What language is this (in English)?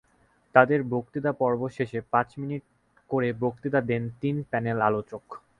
Bangla